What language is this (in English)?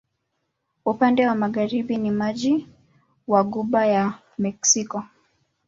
Swahili